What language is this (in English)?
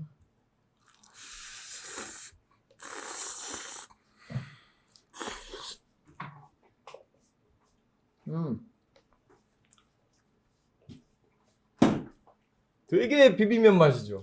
Korean